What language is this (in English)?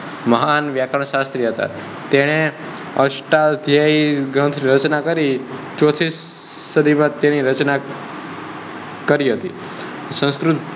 Gujarati